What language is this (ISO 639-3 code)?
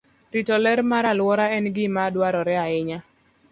luo